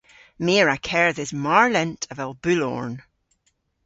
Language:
Cornish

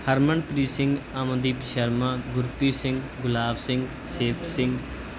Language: Punjabi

